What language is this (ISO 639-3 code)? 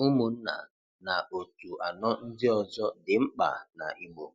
ibo